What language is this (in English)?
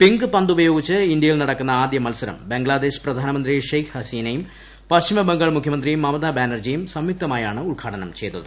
Malayalam